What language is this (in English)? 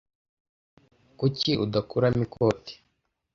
Kinyarwanda